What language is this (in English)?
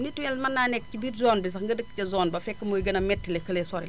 Wolof